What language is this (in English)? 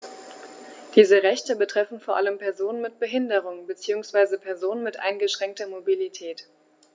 German